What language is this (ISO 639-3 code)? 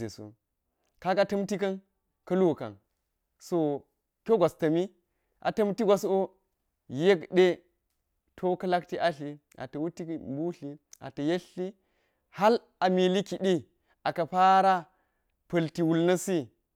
gyz